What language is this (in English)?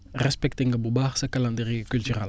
Wolof